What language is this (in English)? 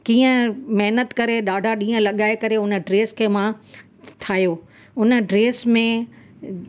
Sindhi